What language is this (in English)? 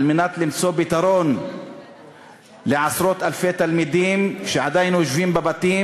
Hebrew